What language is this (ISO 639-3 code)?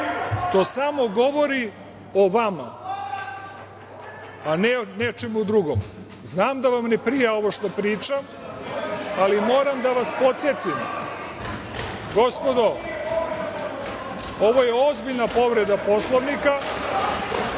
srp